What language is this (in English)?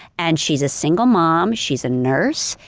English